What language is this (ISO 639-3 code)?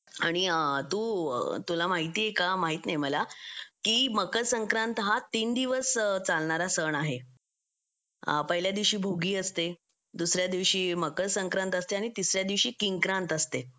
mar